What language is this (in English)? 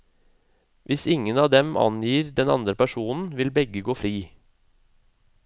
Norwegian